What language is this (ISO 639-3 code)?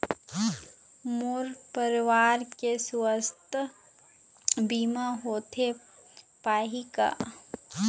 hne